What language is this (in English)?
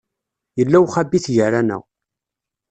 Kabyle